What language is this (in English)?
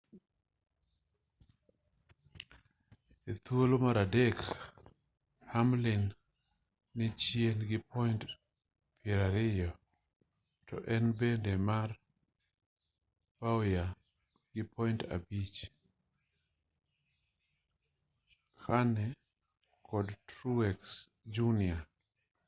Luo (Kenya and Tanzania)